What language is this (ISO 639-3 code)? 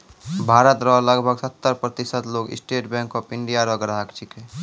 mai